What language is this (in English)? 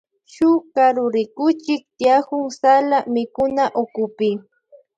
Loja Highland Quichua